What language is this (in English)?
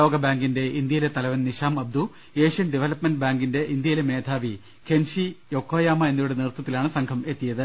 Malayalam